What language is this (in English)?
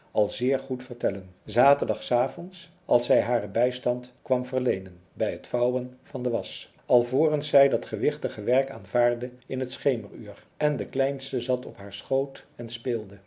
Dutch